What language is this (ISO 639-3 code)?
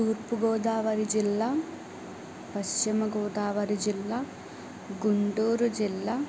tel